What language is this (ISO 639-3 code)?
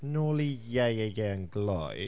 cym